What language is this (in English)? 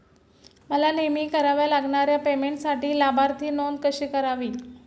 Marathi